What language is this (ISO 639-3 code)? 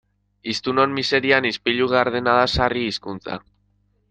eus